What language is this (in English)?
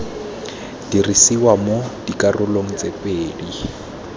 Tswana